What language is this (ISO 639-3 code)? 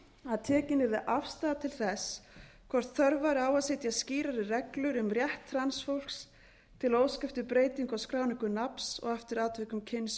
isl